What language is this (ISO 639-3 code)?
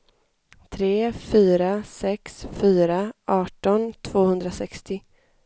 swe